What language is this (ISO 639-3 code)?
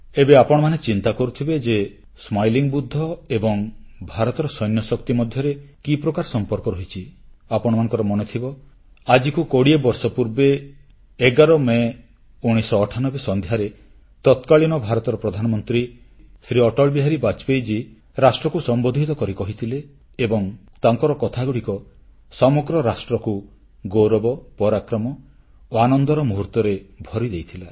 ori